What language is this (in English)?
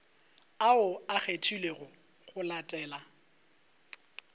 Northern Sotho